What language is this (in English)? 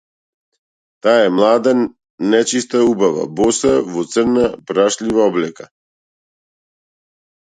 Macedonian